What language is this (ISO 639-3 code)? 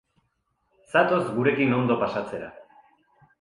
eus